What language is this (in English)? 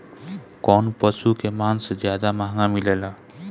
Bhojpuri